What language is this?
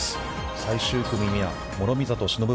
Japanese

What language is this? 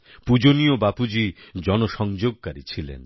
Bangla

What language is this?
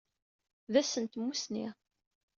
Kabyle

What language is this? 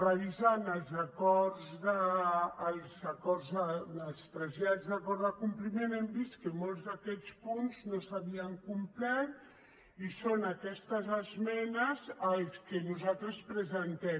Catalan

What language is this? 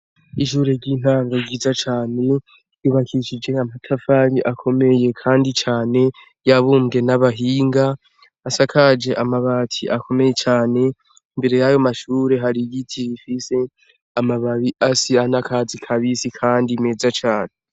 Rundi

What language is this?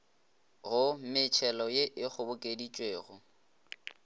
Northern Sotho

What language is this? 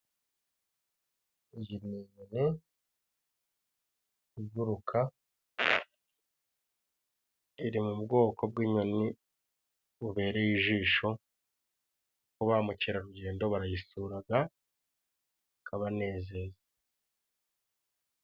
Kinyarwanda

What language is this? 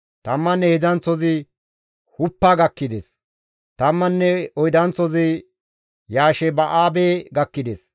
Gamo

